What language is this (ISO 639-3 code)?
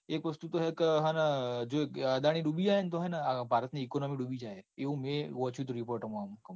guj